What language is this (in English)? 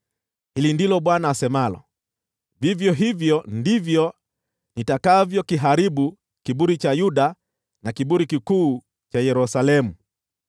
Swahili